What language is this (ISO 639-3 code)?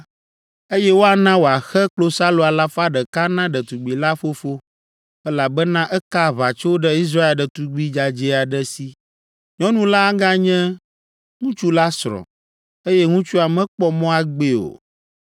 ewe